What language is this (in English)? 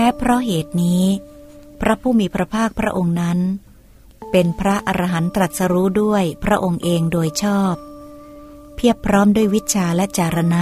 Thai